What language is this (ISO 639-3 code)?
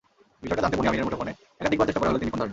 ben